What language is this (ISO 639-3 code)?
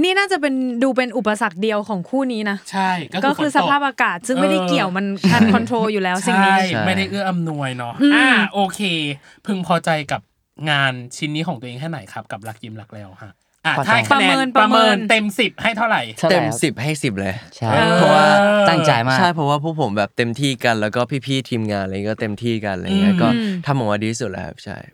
tha